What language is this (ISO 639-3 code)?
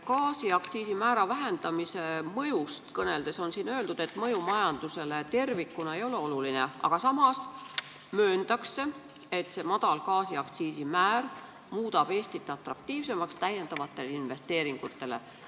est